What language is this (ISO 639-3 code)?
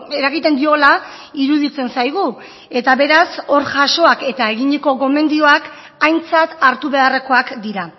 eus